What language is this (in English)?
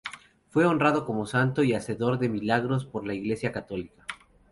Spanish